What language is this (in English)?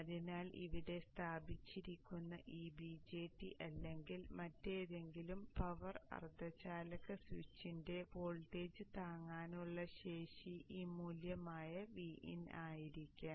Malayalam